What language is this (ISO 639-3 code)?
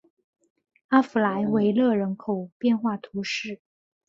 zho